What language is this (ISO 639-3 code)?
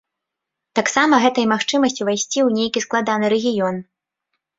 bel